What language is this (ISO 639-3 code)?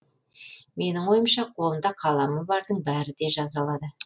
kaz